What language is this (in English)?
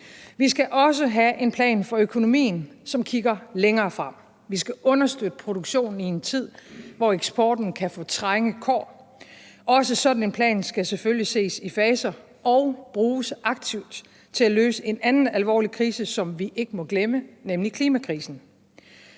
Danish